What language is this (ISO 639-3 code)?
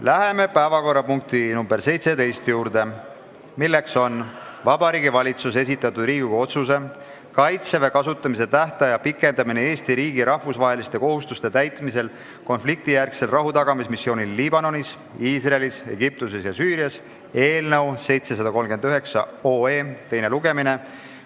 est